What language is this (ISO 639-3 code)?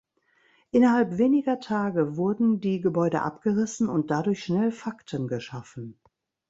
deu